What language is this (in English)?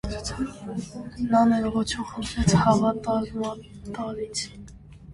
Armenian